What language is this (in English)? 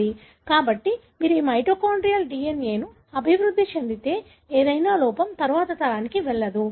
Telugu